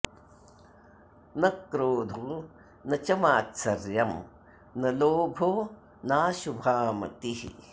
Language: Sanskrit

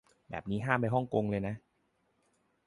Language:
Thai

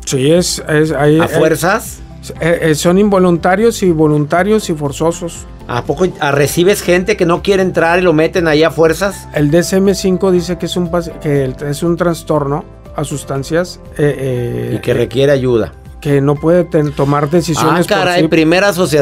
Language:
Spanish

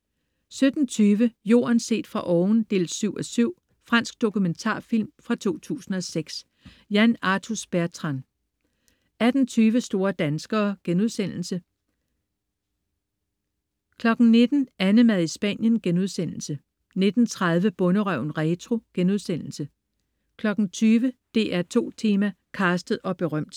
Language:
Danish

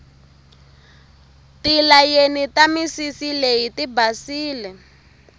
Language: Tsonga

